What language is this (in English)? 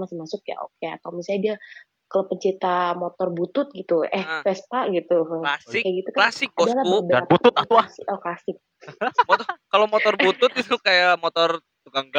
Indonesian